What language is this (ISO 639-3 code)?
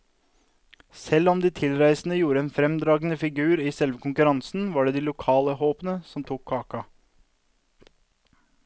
nor